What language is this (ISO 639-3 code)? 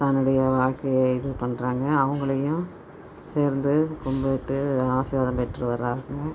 tam